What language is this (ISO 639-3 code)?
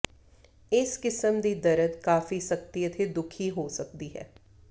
pan